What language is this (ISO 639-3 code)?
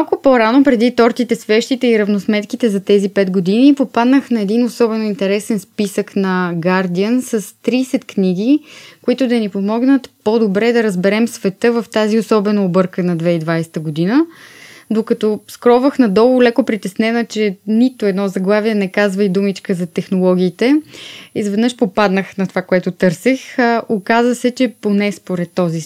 bul